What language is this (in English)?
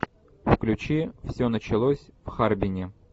Russian